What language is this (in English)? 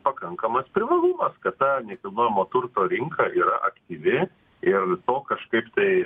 Lithuanian